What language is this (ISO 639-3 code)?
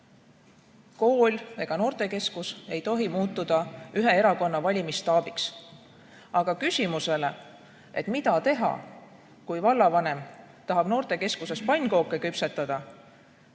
est